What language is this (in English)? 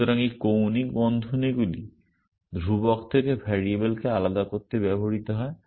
Bangla